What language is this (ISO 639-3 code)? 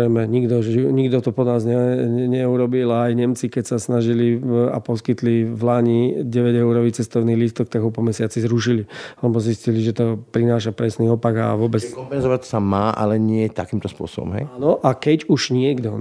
slk